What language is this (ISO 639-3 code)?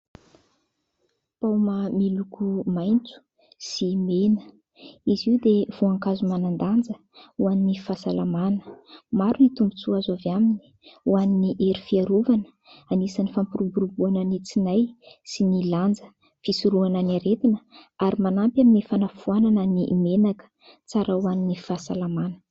mlg